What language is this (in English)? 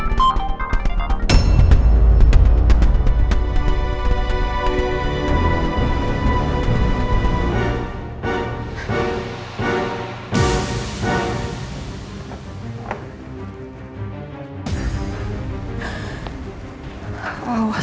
Indonesian